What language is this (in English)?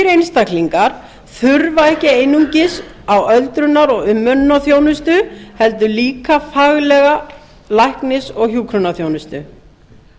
Icelandic